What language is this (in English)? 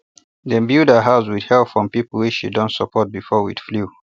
Nigerian Pidgin